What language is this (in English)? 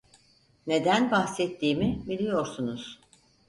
Turkish